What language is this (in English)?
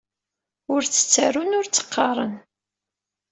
Kabyle